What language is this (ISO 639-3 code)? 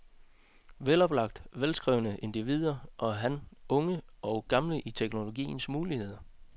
dan